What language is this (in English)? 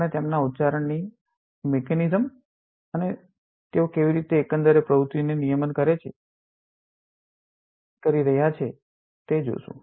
Gujarati